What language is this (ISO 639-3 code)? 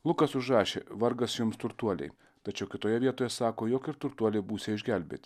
lit